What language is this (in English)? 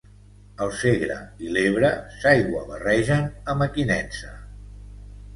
Catalan